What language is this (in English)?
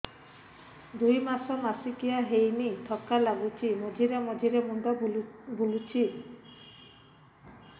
Odia